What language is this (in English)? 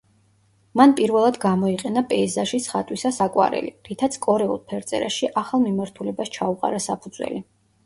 Georgian